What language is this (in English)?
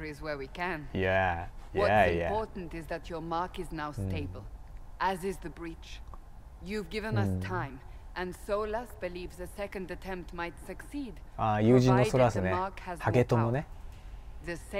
Japanese